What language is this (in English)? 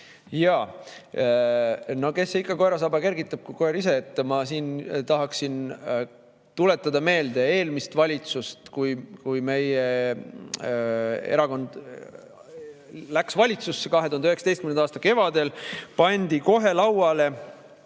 Estonian